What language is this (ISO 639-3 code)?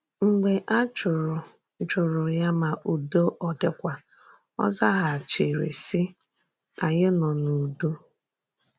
ibo